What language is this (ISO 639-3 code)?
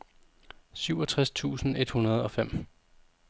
dan